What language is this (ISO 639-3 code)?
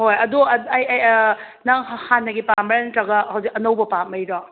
mni